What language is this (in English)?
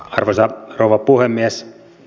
Finnish